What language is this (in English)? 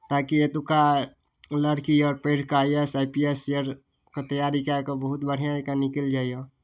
Maithili